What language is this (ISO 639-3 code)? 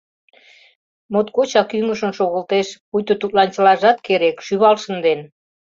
chm